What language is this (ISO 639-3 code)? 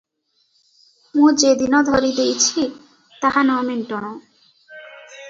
ori